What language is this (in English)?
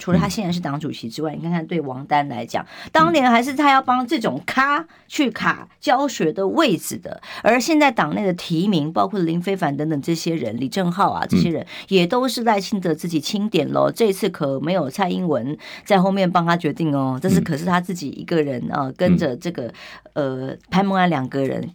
Chinese